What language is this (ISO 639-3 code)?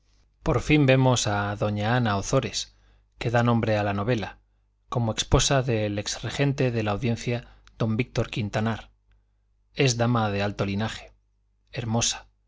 spa